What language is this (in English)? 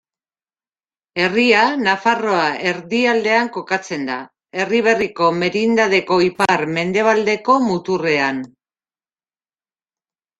Basque